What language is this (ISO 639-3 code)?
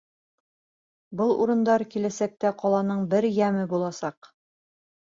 bak